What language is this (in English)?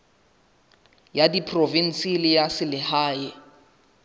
Southern Sotho